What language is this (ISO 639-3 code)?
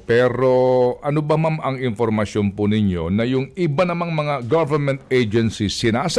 fil